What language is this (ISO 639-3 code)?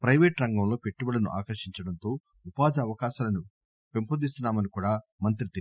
tel